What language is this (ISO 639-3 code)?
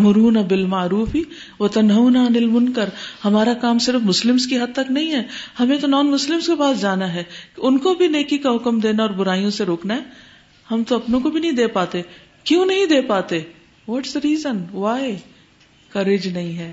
urd